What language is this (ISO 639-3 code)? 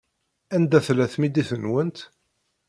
kab